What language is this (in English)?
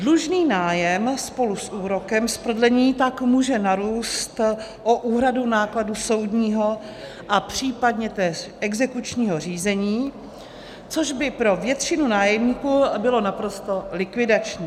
Czech